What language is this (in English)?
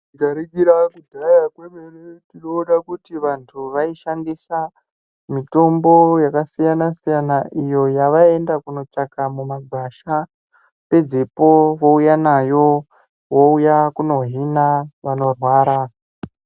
Ndau